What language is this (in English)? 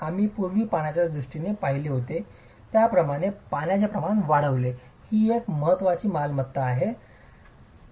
Marathi